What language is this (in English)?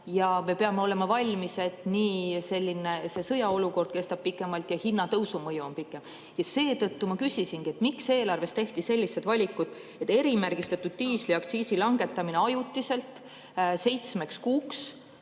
Estonian